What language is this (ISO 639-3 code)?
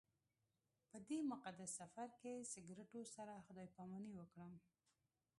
pus